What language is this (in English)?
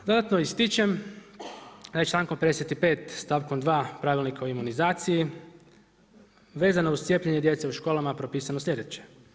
Croatian